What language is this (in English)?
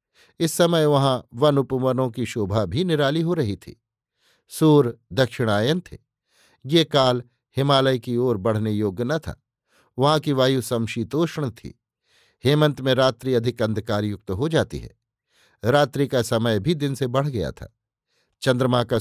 Hindi